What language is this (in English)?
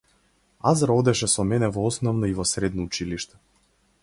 Macedonian